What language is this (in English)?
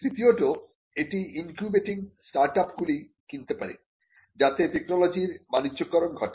Bangla